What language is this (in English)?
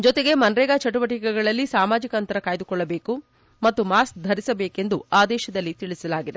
Kannada